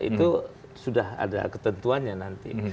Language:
Indonesian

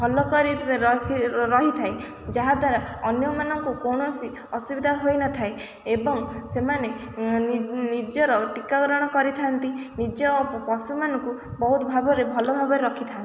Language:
Odia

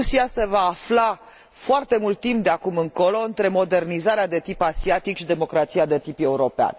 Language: Romanian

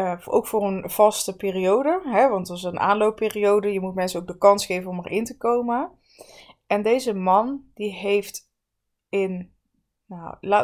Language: Dutch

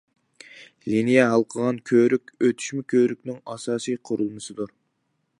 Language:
Uyghur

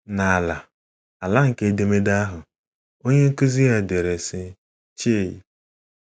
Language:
Igbo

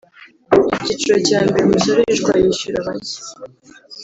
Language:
Kinyarwanda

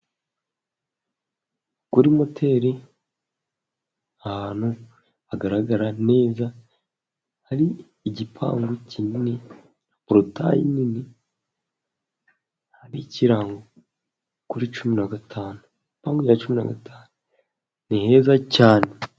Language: Kinyarwanda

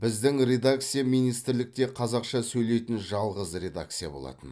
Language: Kazakh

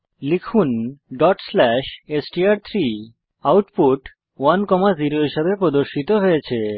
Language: Bangla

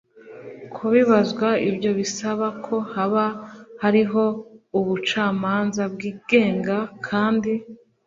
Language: Kinyarwanda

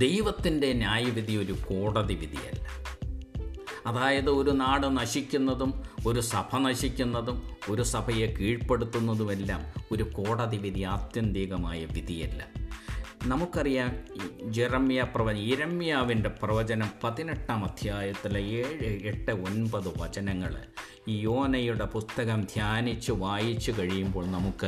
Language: Malayalam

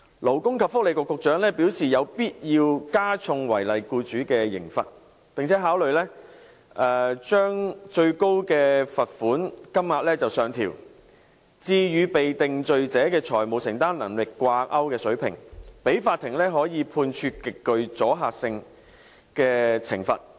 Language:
Cantonese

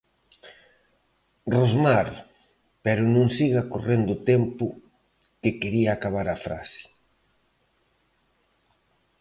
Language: Galician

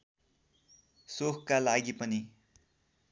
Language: Nepali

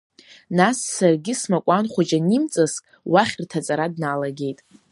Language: Abkhazian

